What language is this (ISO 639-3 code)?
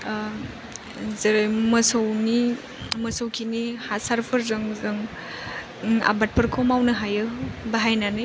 brx